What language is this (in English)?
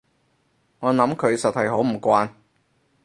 Cantonese